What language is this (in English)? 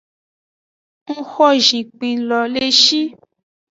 Aja (Benin)